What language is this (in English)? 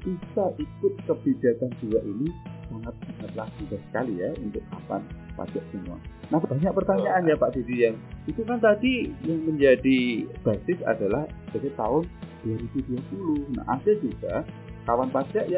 Indonesian